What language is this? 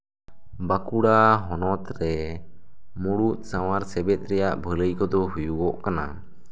Santali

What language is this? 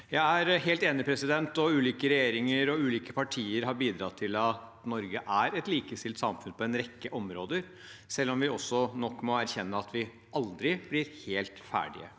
Norwegian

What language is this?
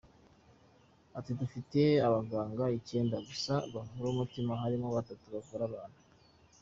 Kinyarwanda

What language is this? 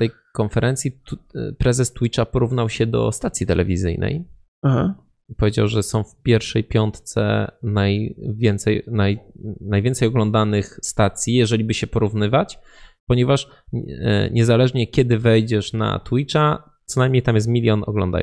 Polish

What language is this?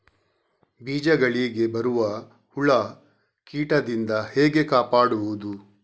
Kannada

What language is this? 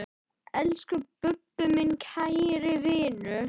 Icelandic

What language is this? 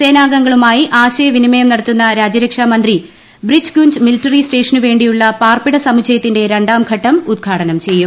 Malayalam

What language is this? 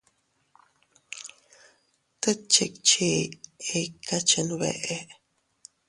Teutila Cuicatec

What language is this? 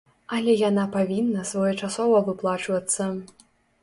Belarusian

